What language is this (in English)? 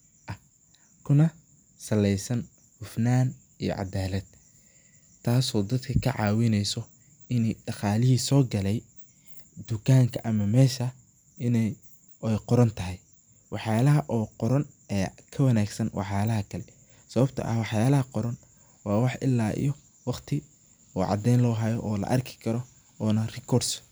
Somali